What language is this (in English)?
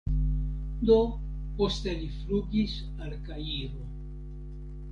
Esperanto